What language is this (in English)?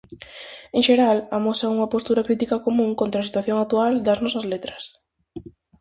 Galician